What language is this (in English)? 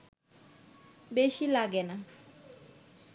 Bangla